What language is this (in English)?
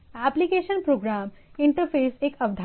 Hindi